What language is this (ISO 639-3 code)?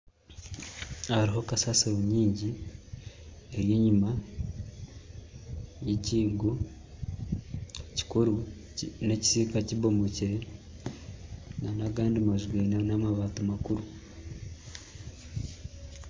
nyn